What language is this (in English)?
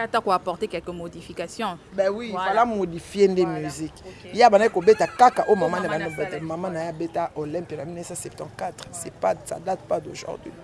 French